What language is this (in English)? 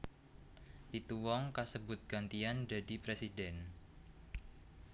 Javanese